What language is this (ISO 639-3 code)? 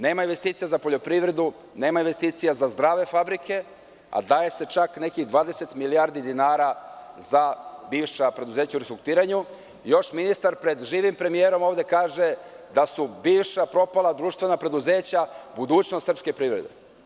srp